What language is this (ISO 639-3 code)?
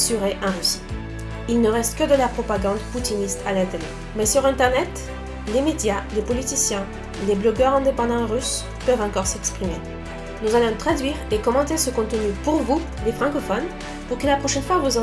fra